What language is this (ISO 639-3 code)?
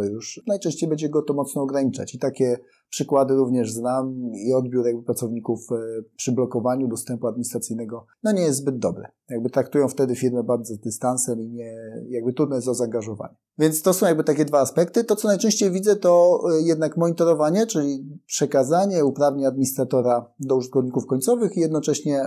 pol